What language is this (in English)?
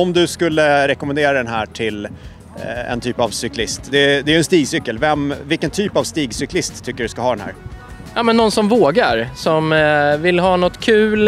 Swedish